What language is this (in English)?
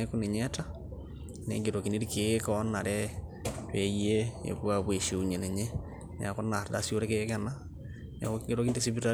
Masai